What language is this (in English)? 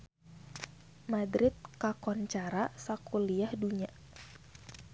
Sundanese